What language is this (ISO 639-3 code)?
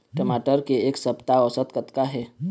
hne